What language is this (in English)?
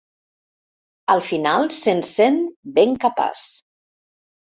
Catalan